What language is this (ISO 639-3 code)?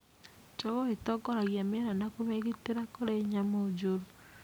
kik